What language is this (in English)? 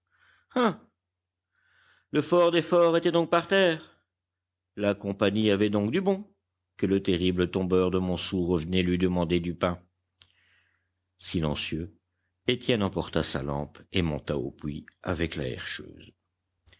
French